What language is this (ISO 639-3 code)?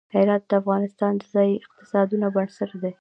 pus